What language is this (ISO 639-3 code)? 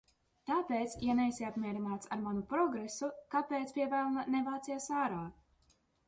lav